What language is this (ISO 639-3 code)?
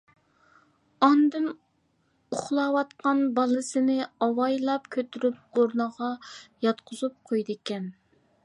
uig